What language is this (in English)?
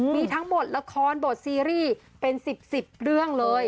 Thai